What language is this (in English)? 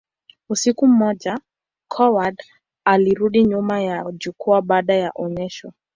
Swahili